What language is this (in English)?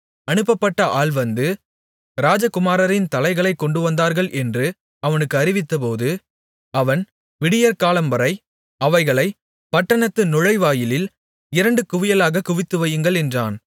Tamil